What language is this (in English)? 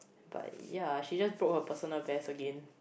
English